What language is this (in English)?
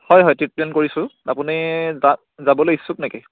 Assamese